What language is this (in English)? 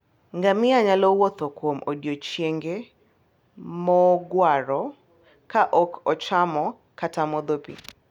Luo (Kenya and Tanzania)